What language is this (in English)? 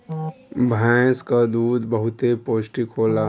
Bhojpuri